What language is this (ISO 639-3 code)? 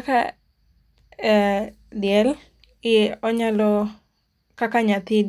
luo